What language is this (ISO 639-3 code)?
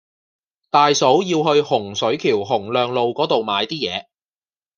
yue